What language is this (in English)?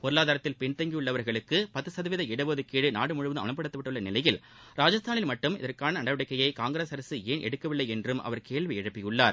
Tamil